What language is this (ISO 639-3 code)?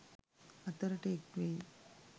sin